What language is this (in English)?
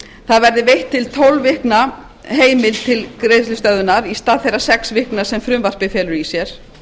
Icelandic